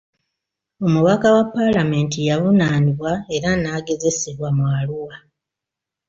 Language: Ganda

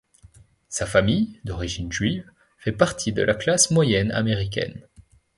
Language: French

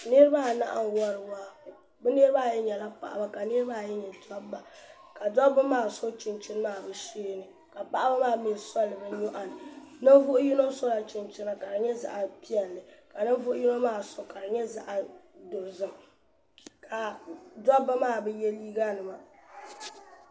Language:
Dagbani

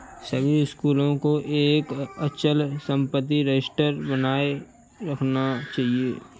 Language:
Hindi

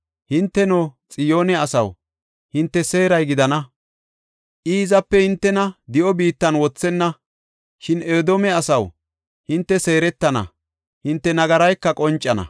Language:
Gofa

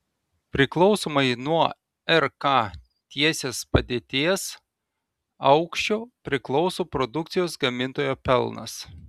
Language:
Lithuanian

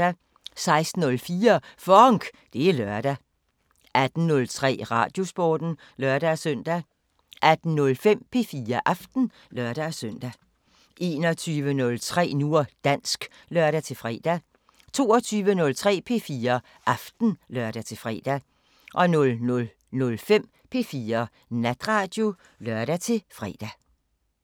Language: Danish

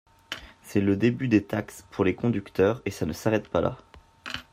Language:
French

